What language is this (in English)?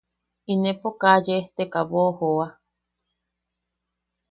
Yaqui